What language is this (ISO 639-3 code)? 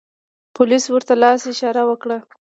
pus